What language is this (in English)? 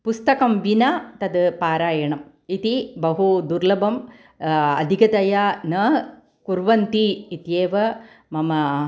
Sanskrit